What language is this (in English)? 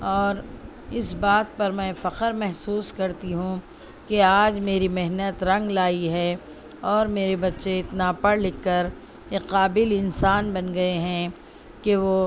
Urdu